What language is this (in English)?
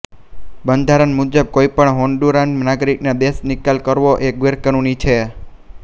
Gujarati